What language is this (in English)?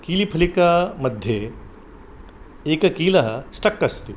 Sanskrit